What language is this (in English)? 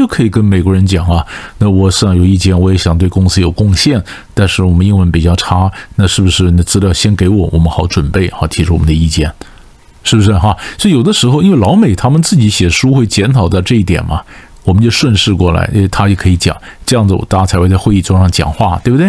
Chinese